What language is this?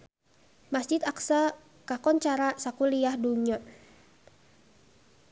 Sundanese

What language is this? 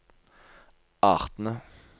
Norwegian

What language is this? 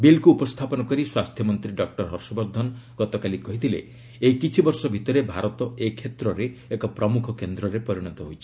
Odia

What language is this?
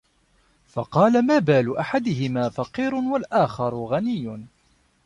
Arabic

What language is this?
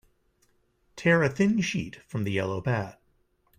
English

